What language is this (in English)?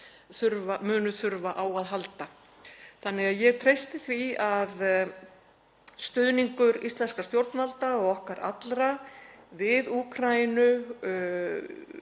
Icelandic